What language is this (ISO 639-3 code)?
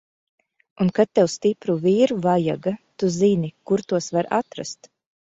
lav